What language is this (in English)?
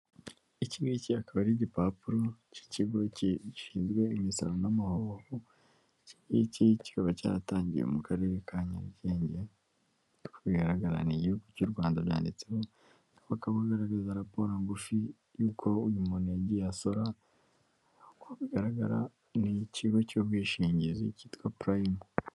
Kinyarwanda